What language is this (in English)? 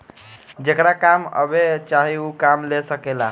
Bhojpuri